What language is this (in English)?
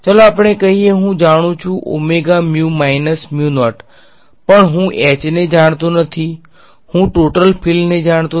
Gujarati